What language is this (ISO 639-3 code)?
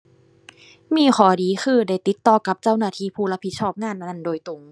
tha